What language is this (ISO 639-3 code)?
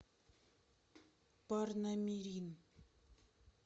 rus